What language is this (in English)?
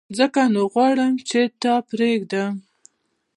Pashto